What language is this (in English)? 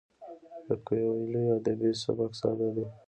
Pashto